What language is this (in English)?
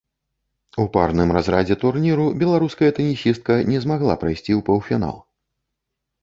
Belarusian